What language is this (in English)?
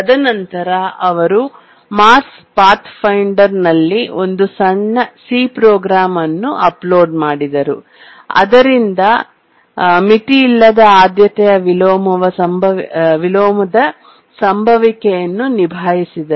Kannada